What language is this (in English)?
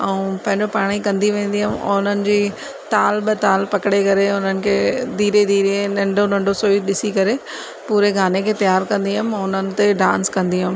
Sindhi